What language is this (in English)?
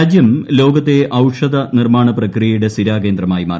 Malayalam